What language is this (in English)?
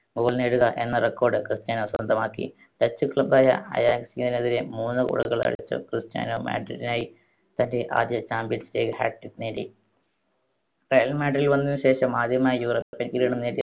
Malayalam